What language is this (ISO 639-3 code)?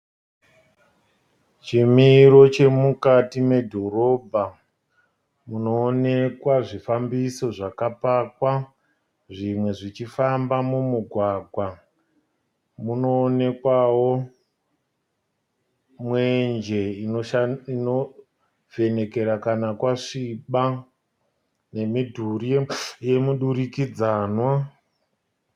sna